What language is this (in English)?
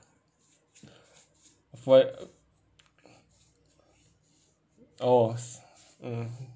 English